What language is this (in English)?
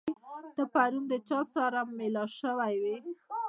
Pashto